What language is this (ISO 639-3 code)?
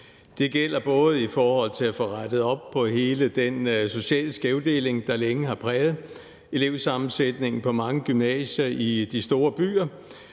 dan